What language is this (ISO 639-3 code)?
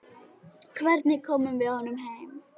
isl